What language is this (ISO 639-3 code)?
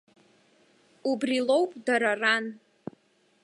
abk